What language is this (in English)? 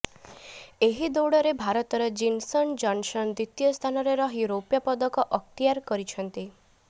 Odia